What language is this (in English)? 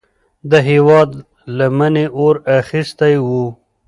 Pashto